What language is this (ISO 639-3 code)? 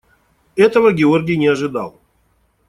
rus